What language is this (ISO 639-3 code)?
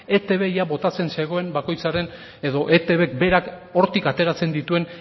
eus